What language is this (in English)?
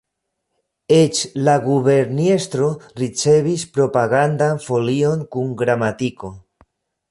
Esperanto